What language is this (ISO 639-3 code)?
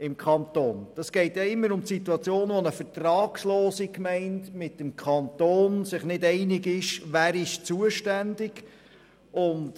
gsw